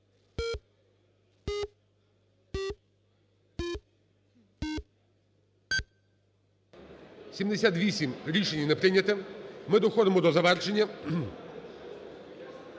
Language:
Ukrainian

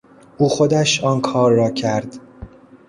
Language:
Persian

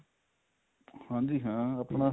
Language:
Punjabi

